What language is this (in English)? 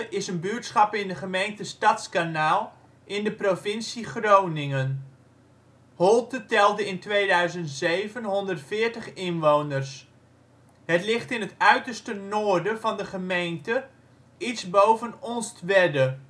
Dutch